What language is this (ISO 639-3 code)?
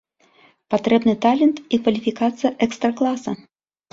bel